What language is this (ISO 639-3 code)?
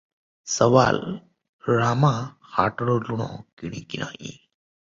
ori